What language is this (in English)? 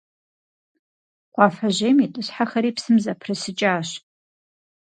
Kabardian